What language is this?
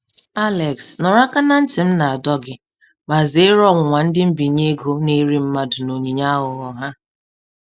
Igbo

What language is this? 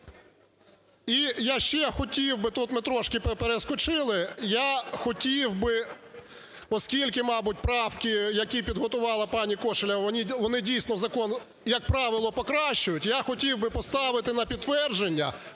Ukrainian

